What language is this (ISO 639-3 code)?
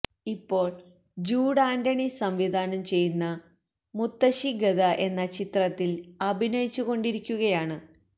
mal